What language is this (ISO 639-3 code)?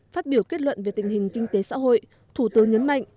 vie